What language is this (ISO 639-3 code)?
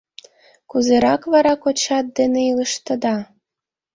chm